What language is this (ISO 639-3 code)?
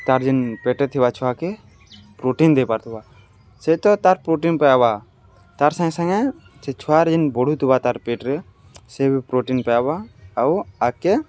ori